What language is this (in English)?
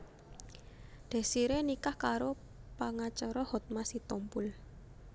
Javanese